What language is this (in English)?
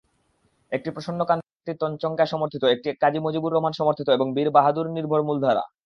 Bangla